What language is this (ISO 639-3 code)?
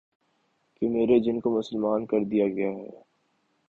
urd